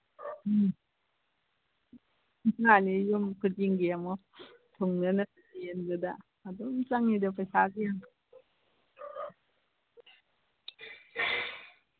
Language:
Manipuri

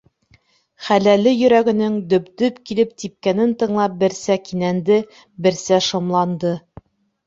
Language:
Bashkir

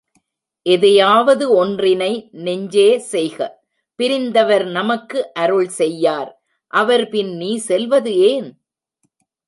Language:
Tamil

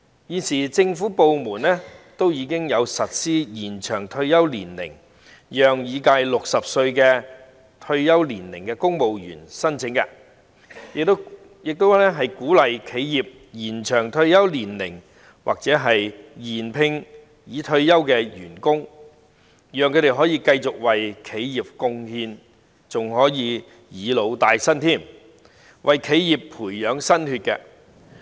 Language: Cantonese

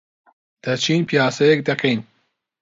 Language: Central Kurdish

